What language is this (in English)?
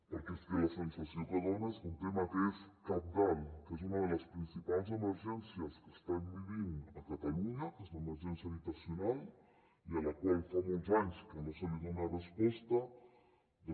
Catalan